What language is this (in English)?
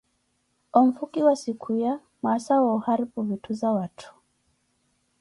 Koti